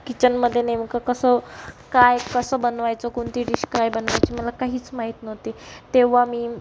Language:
Marathi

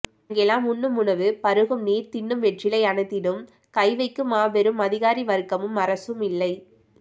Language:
Tamil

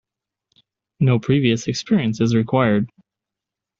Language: English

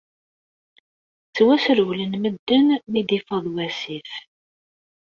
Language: Kabyle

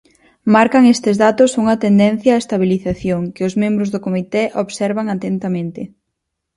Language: Galician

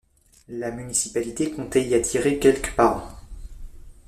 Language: French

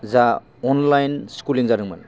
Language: Bodo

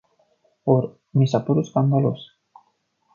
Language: Romanian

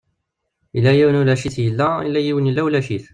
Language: Kabyle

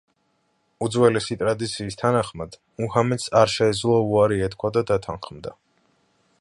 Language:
Georgian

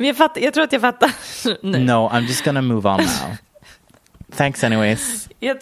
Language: Swedish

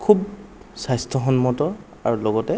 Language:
Assamese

